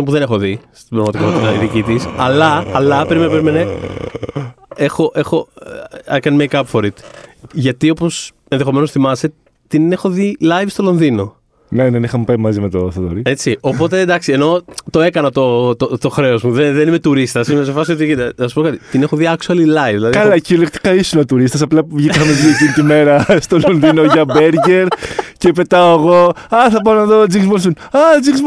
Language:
Greek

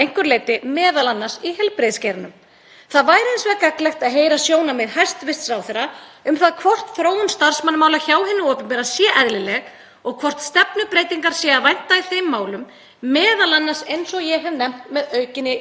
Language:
Icelandic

